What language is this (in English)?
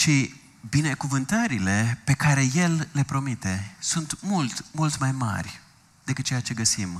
Romanian